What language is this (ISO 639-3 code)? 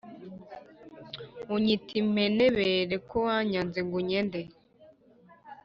kin